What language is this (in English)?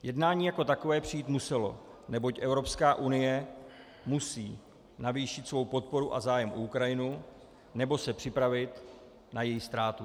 Czech